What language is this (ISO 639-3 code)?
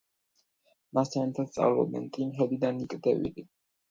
kat